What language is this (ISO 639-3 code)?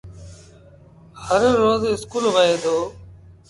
sbn